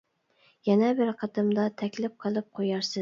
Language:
Uyghur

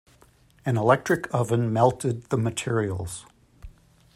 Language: English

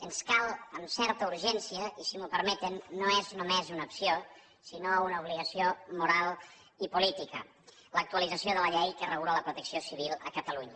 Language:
Catalan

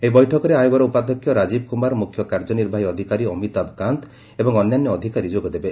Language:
Odia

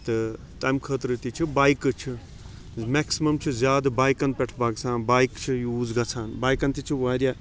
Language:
Kashmiri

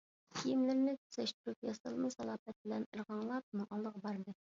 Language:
Uyghur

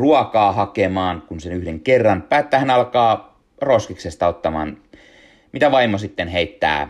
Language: Finnish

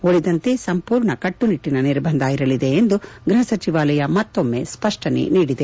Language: Kannada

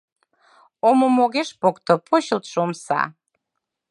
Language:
Mari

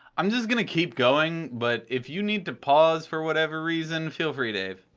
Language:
English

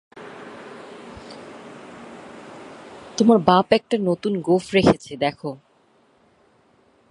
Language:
Bangla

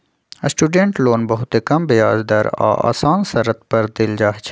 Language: Magahi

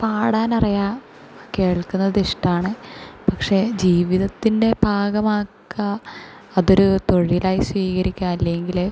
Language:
Malayalam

